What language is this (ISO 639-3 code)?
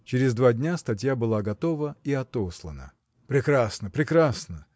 rus